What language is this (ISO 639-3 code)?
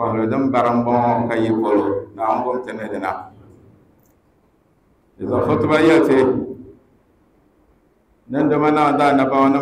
ara